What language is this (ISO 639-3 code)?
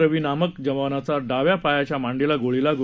mar